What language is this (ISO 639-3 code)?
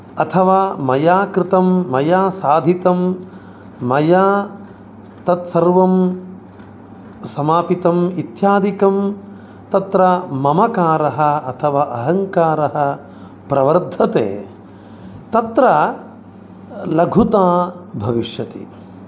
san